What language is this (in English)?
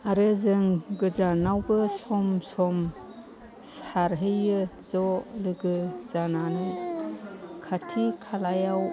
Bodo